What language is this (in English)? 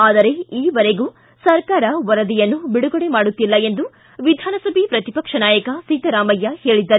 Kannada